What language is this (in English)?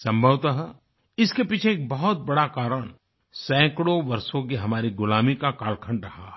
Hindi